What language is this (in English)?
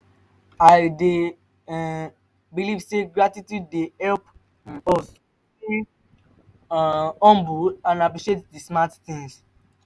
Nigerian Pidgin